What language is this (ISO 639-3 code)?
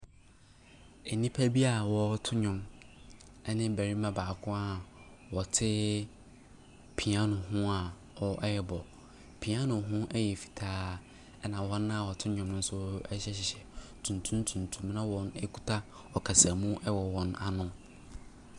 aka